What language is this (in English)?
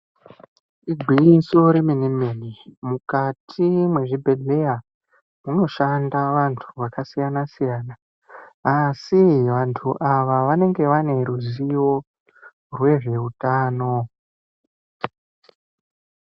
Ndau